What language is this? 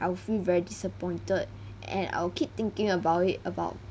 English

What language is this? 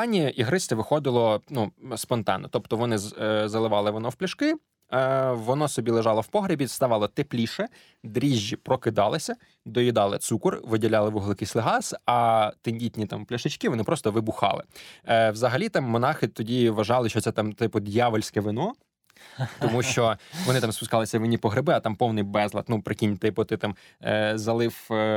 Ukrainian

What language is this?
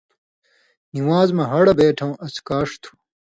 Indus Kohistani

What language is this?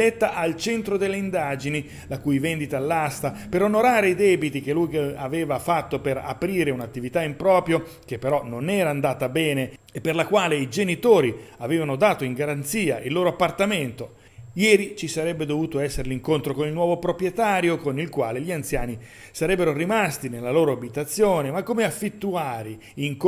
Italian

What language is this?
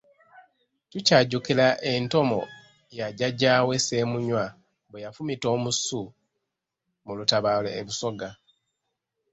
Ganda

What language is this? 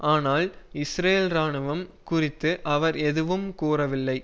Tamil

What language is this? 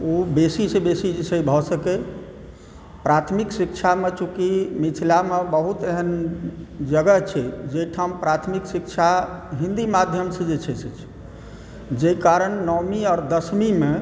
Maithili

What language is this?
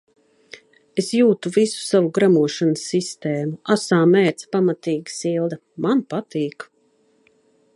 Latvian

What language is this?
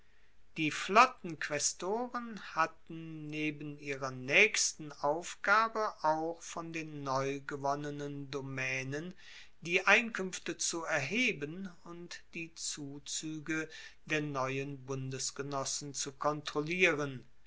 German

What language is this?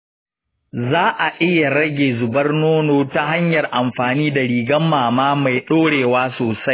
Hausa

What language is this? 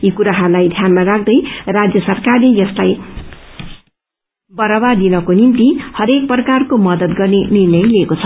Nepali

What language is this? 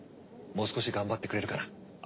Japanese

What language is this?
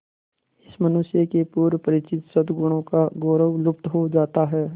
Hindi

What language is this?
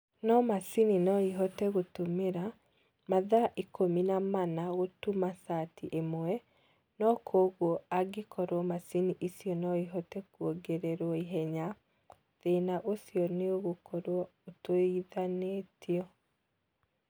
Kikuyu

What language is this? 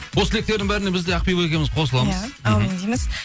Kazakh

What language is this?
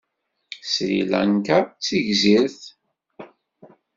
Kabyle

